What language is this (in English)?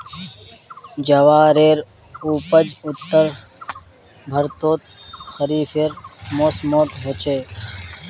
Magahi